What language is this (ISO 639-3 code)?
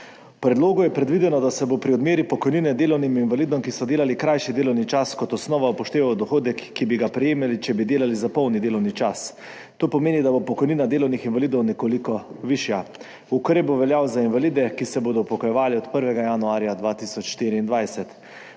slv